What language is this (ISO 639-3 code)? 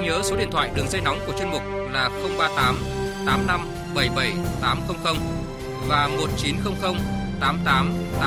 vie